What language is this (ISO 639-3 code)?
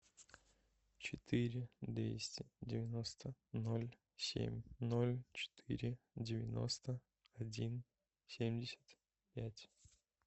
rus